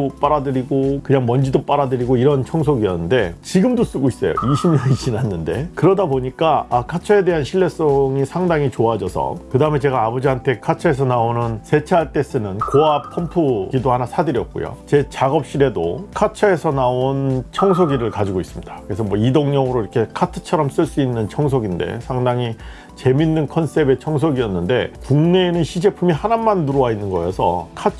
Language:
Korean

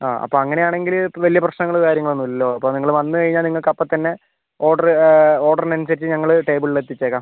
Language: Malayalam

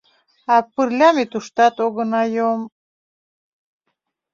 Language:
Mari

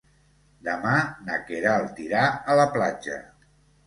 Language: Catalan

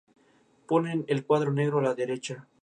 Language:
Spanish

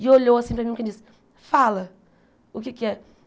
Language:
Portuguese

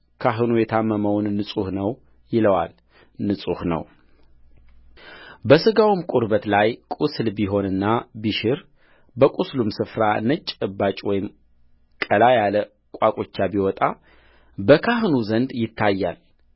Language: Amharic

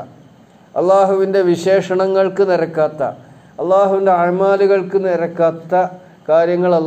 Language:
Arabic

